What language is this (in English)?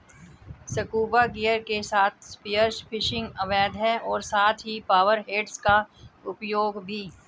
Hindi